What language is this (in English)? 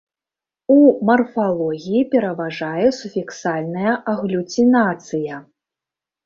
Belarusian